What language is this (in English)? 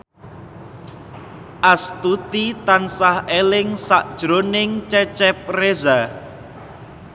Javanese